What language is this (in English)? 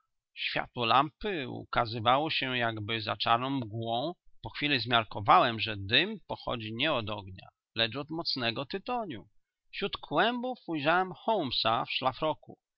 Polish